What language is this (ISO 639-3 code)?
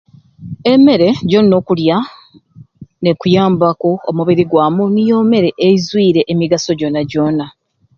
ruc